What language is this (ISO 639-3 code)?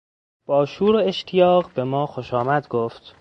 fas